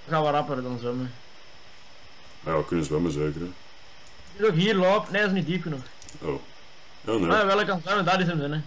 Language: Dutch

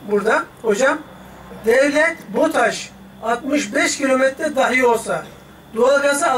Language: Turkish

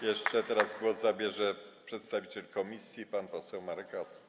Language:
Polish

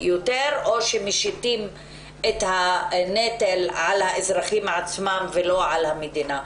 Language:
Hebrew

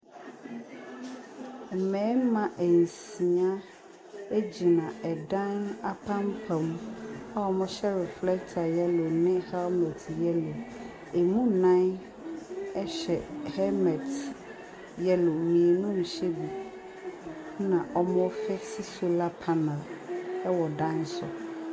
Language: Akan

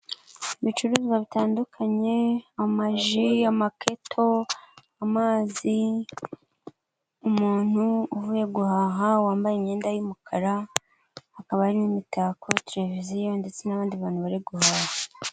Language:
Kinyarwanda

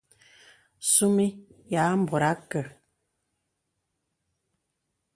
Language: Bebele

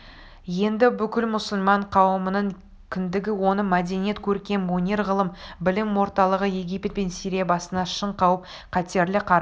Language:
Kazakh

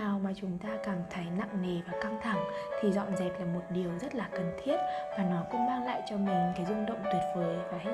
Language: Vietnamese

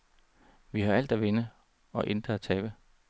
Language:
Danish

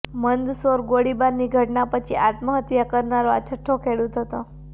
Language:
Gujarati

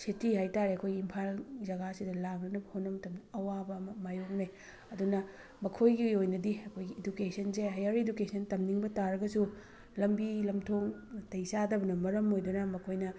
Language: Manipuri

